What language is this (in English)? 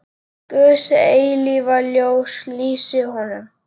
Icelandic